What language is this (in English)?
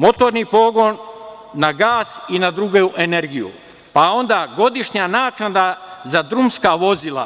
Serbian